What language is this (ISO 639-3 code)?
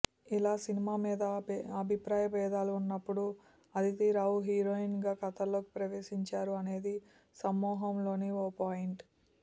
tel